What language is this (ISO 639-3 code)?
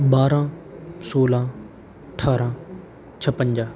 pan